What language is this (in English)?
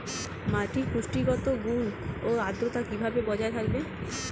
Bangla